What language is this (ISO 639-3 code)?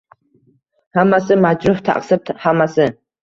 uzb